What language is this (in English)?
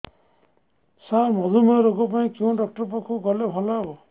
Odia